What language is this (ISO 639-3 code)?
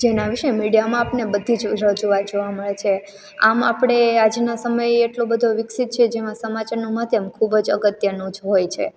guj